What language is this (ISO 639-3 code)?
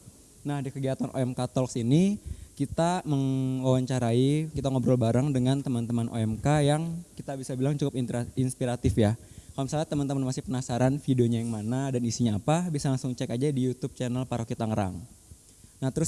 ind